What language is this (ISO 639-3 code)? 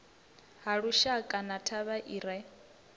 ven